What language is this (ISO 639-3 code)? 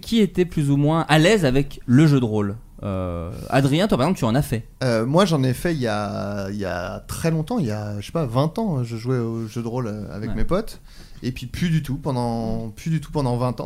fra